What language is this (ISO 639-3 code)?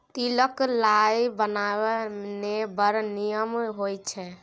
mai